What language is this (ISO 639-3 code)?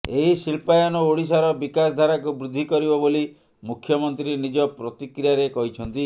ori